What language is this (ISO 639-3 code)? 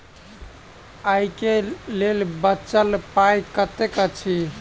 mai